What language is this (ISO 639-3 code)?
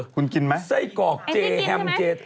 tha